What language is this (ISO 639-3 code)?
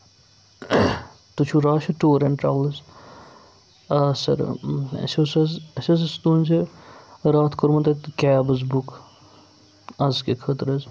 kas